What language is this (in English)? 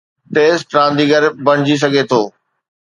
Sindhi